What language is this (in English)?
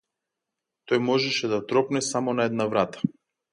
Macedonian